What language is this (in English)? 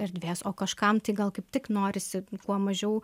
Lithuanian